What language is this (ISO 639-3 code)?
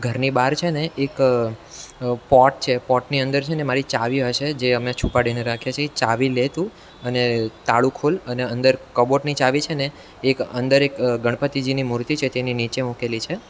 guj